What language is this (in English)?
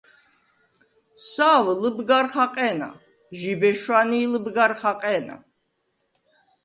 Svan